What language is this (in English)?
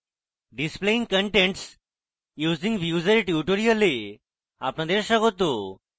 Bangla